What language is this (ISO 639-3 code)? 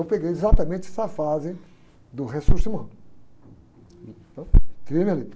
por